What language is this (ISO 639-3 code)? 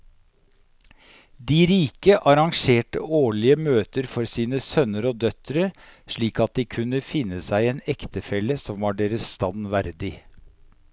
nor